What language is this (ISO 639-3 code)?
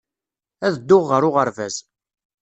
kab